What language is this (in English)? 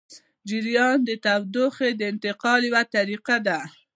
Pashto